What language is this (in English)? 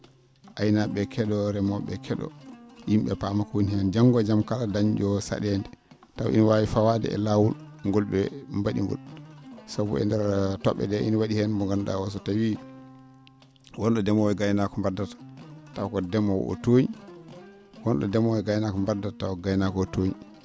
Fula